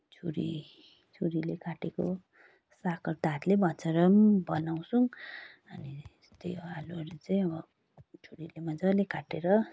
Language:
Nepali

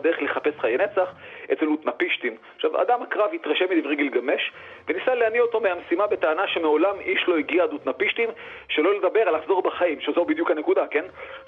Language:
Hebrew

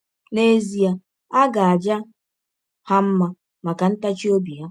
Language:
Igbo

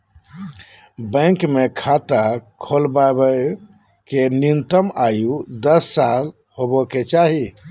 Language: Magahi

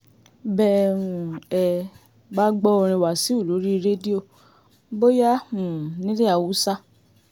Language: Yoruba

